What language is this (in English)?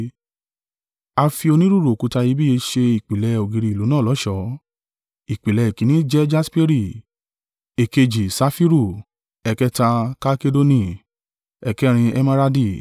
Yoruba